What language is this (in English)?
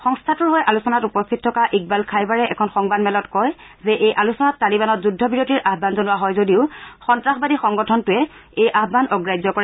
Assamese